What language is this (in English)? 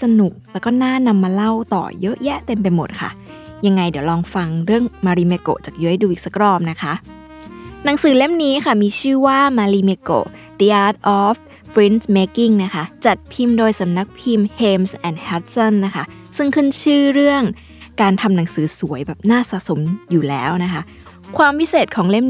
Thai